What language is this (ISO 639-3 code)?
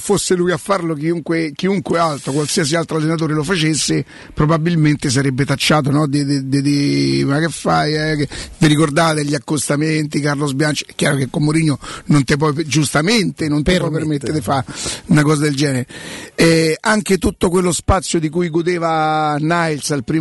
ita